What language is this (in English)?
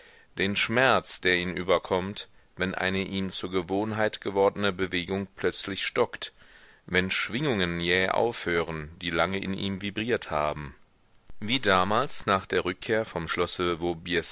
German